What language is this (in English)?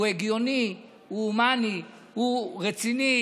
Hebrew